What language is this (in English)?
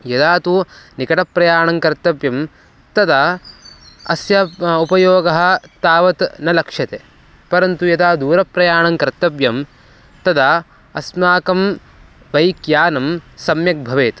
Sanskrit